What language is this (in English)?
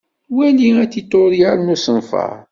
Kabyle